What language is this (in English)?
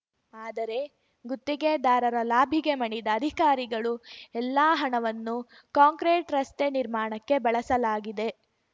Kannada